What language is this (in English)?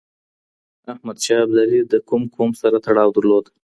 Pashto